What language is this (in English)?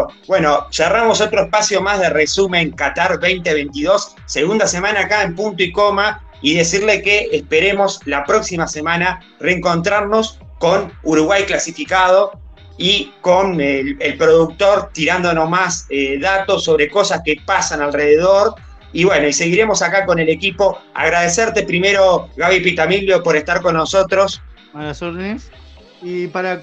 Spanish